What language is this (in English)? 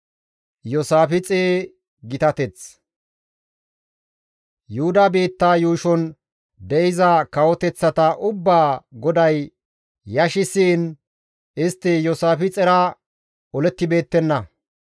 Gamo